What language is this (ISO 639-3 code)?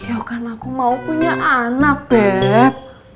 ind